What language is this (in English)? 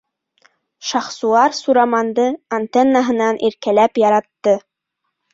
Bashkir